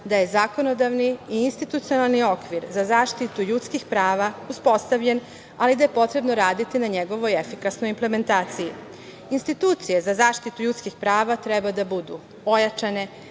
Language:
Serbian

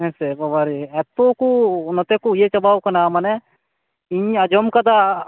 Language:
Santali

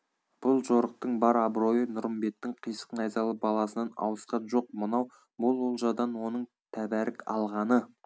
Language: Kazakh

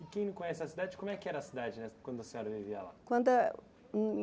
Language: Portuguese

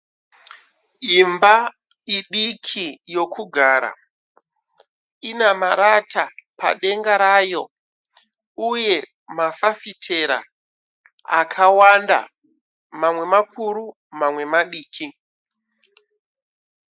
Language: Shona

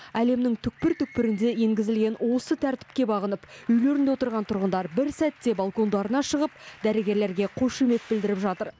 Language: Kazakh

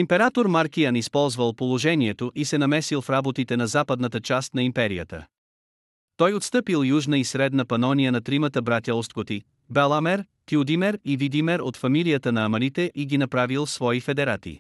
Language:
Bulgarian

